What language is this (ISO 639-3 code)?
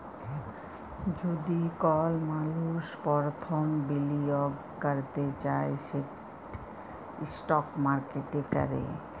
ben